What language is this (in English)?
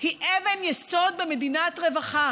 Hebrew